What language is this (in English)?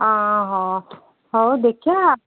Odia